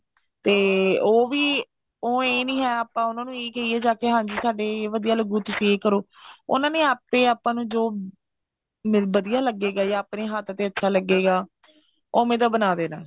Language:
Punjabi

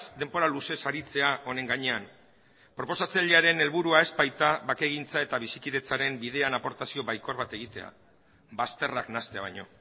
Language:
Basque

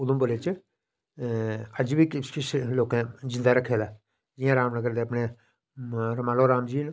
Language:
Dogri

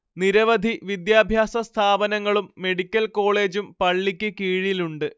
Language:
Malayalam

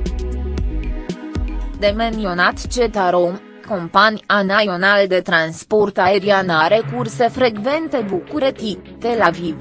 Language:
Romanian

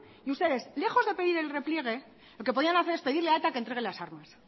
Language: Spanish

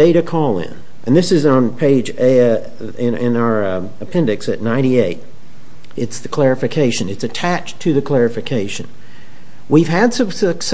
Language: English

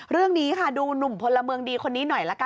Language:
Thai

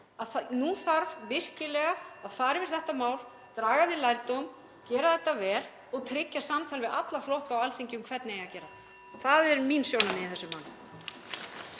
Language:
Icelandic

